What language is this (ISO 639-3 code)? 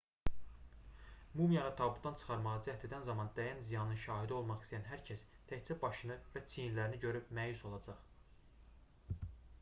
aze